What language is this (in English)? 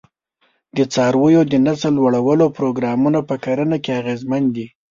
Pashto